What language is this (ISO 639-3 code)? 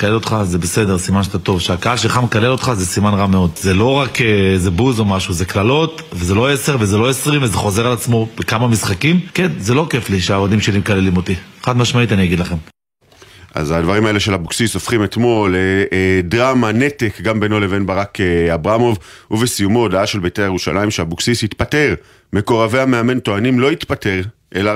heb